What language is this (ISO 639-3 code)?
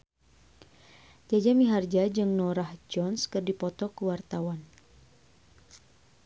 sun